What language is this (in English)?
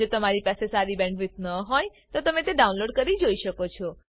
Gujarati